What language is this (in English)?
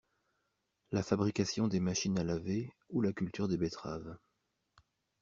French